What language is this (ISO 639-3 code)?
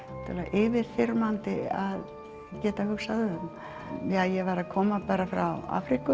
isl